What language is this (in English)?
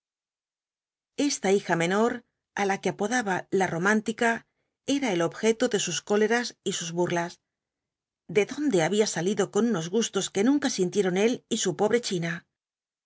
Spanish